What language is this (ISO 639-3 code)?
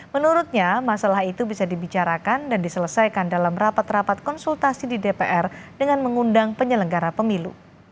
ind